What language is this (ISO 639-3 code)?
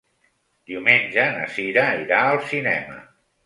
cat